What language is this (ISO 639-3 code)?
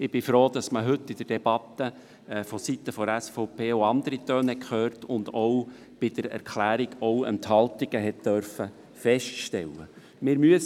gsw